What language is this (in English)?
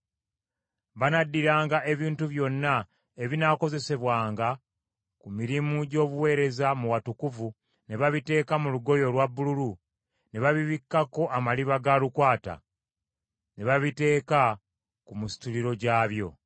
Ganda